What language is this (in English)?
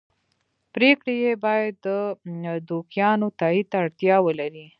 Pashto